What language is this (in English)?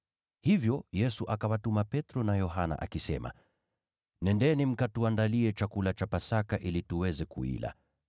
Swahili